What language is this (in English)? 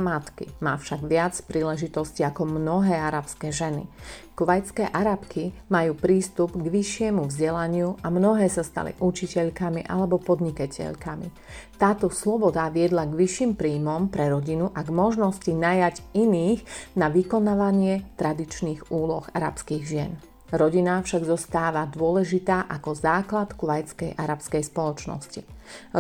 Slovak